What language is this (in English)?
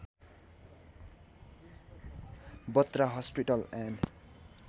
Nepali